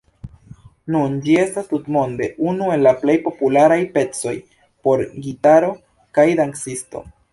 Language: Esperanto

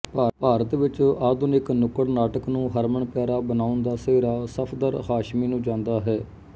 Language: Punjabi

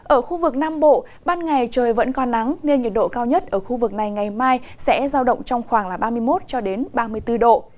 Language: Vietnamese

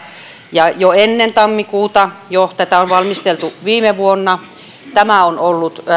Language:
Finnish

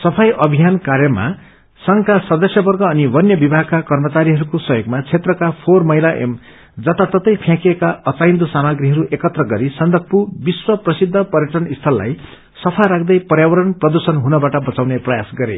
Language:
Nepali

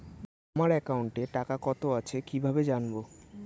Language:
Bangla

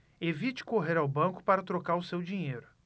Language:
Portuguese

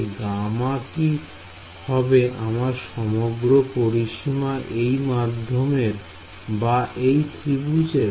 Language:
Bangla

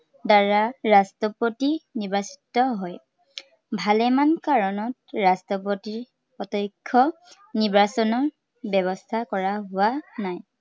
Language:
Assamese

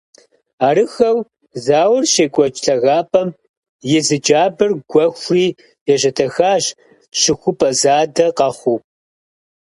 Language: Kabardian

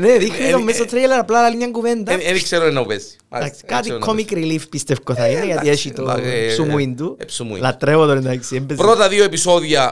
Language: Greek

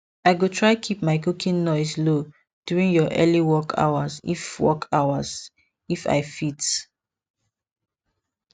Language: Nigerian Pidgin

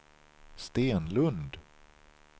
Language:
Swedish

